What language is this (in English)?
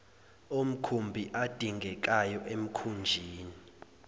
Zulu